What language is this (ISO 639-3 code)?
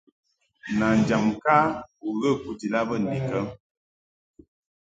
mhk